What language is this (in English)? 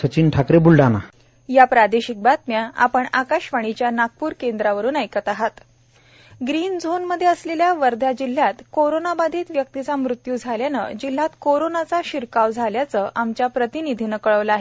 Marathi